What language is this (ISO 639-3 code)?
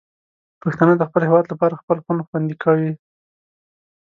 pus